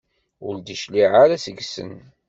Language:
Kabyle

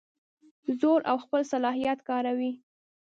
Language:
Pashto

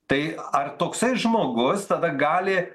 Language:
Lithuanian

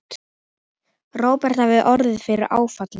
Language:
Icelandic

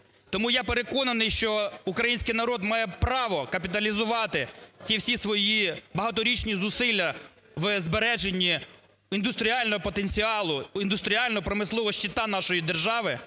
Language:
Ukrainian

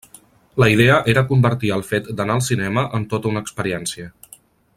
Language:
Catalan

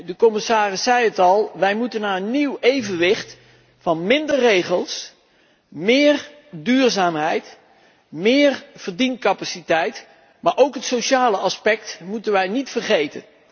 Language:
Dutch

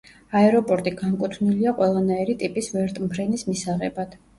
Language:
Georgian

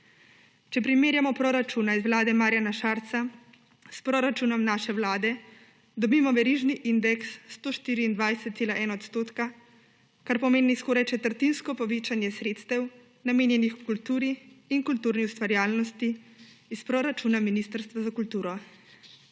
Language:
Slovenian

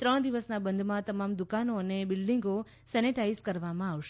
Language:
Gujarati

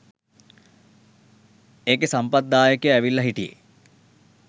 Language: Sinhala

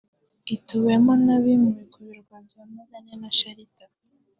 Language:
Kinyarwanda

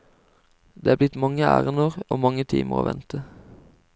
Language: Norwegian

